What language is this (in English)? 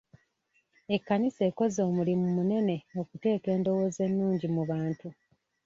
Ganda